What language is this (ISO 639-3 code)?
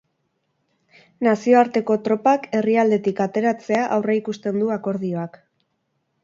eus